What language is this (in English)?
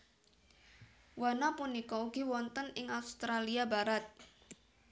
Javanese